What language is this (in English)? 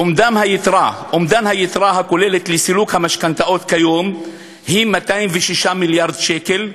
Hebrew